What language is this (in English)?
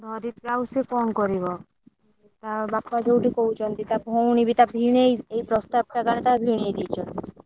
Odia